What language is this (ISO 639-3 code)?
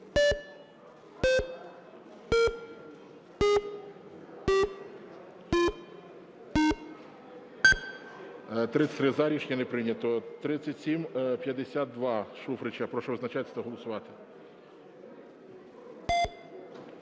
ukr